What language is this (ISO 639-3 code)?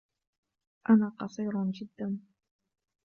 ara